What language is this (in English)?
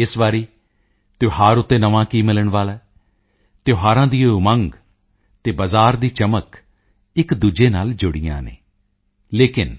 Punjabi